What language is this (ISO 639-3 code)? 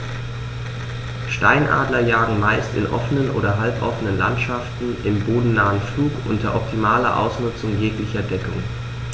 deu